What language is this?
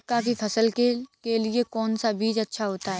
Hindi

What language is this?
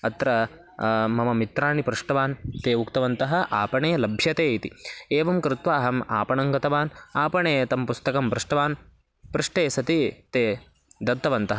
Sanskrit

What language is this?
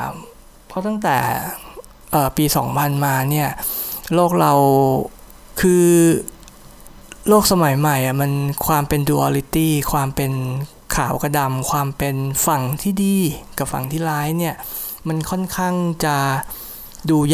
Thai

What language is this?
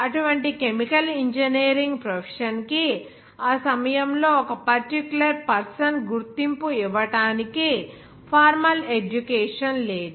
Telugu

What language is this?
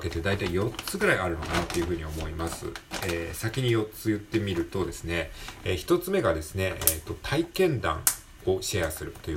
Japanese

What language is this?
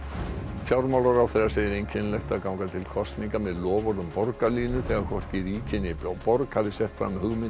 Icelandic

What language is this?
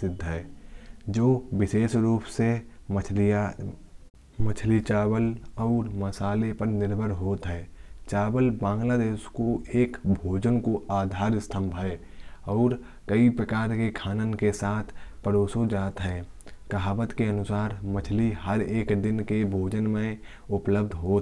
Kanauji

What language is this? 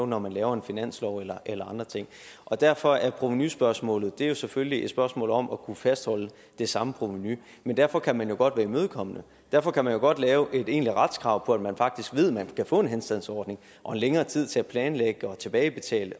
Danish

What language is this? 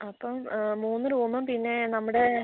Malayalam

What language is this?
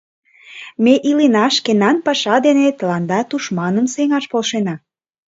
Mari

